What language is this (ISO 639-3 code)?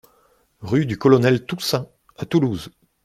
fra